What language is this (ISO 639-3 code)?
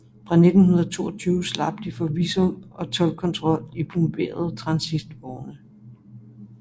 dan